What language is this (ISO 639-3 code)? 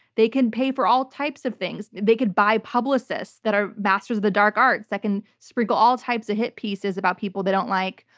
eng